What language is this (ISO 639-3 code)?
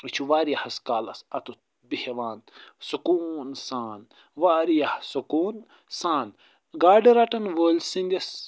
kas